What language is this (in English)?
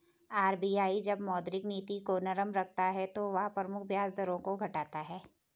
Hindi